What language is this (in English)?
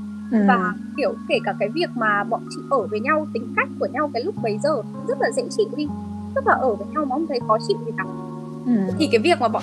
Vietnamese